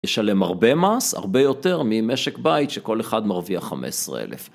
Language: Hebrew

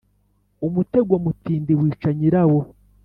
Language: Kinyarwanda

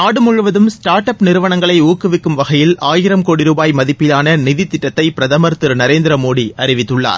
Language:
Tamil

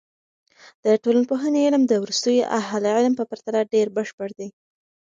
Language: Pashto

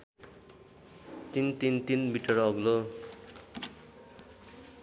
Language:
Nepali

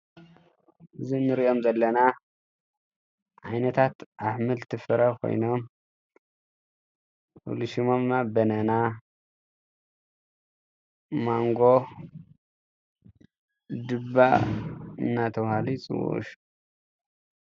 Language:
Tigrinya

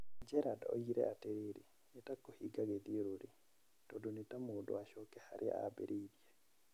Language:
Kikuyu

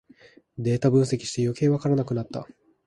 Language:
Japanese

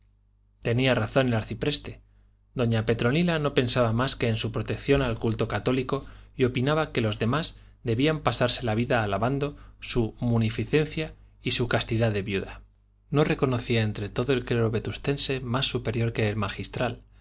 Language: Spanish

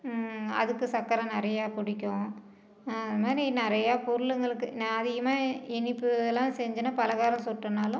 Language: Tamil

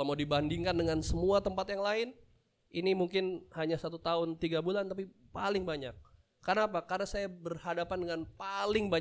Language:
Indonesian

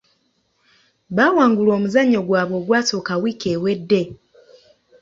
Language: Ganda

